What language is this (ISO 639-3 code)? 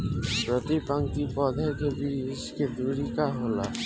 bho